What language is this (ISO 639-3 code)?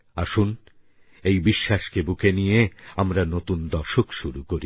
ben